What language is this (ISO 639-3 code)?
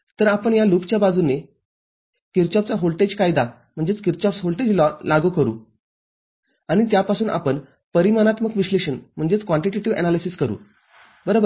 mar